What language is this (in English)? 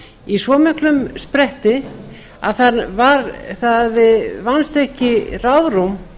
Icelandic